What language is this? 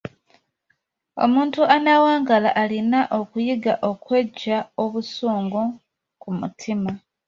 Ganda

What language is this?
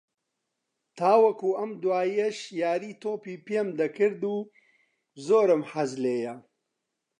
Central Kurdish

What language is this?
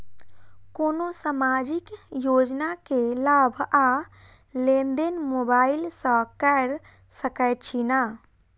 Maithili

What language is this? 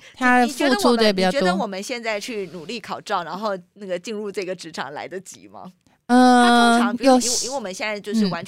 Chinese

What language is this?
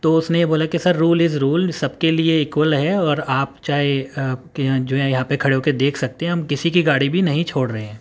Urdu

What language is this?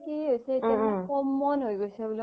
Assamese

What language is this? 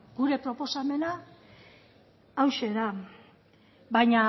Basque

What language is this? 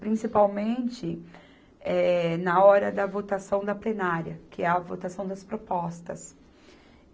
Portuguese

